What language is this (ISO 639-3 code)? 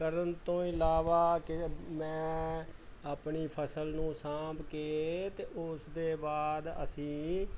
pan